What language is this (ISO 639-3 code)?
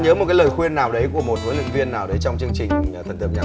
vie